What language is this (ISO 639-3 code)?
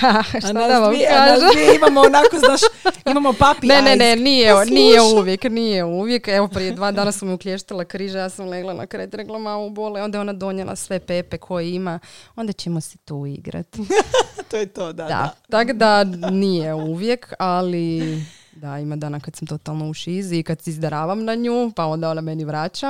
hrv